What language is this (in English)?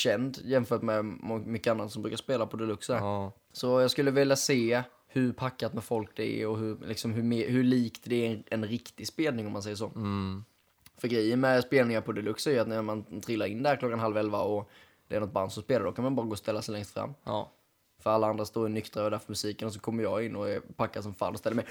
Swedish